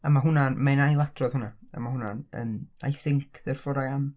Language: Welsh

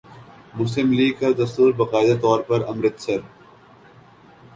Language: Urdu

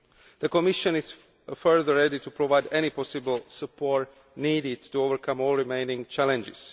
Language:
English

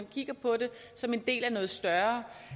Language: Danish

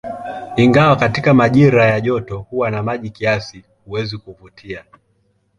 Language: Swahili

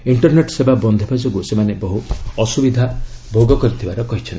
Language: Odia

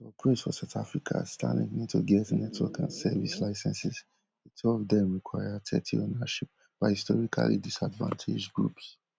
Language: Nigerian Pidgin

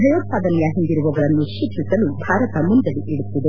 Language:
Kannada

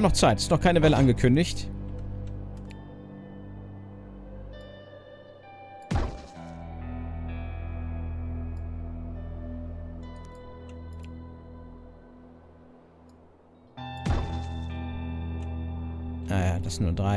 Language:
German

